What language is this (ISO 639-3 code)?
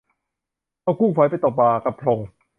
tha